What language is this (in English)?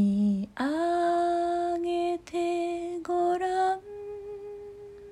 Japanese